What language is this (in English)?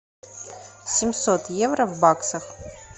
Russian